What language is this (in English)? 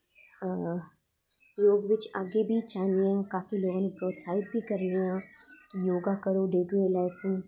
Dogri